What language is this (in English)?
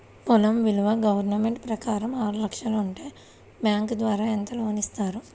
Telugu